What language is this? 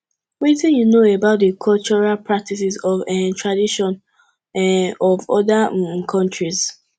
Nigerian Pidgin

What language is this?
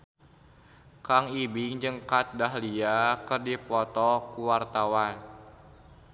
Sundanese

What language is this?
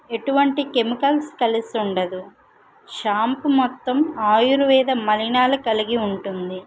Telugu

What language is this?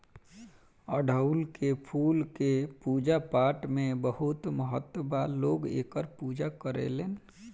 Bhojpuri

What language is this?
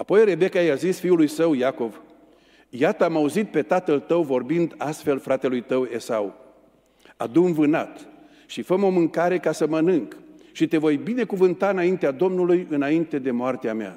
Romanian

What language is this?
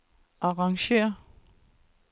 Danish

